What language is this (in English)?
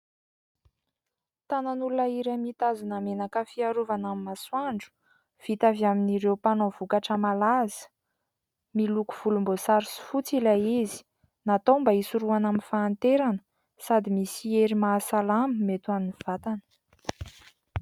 Malagasy